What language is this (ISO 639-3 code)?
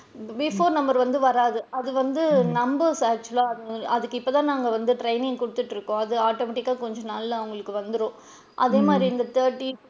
tam